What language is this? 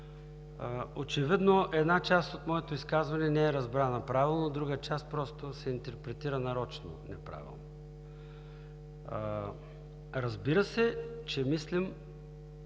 Bulgarian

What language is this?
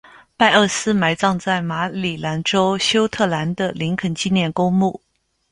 Chinese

